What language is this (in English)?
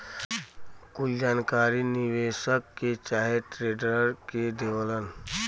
Bhojpuri